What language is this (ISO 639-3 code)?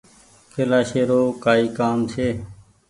gig